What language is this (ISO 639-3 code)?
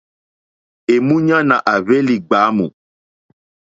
bri